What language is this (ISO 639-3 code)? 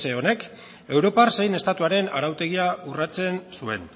eus